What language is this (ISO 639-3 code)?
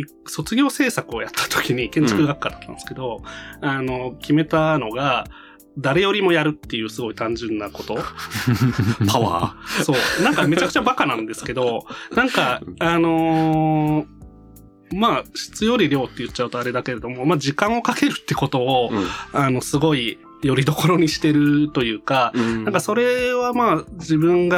jpn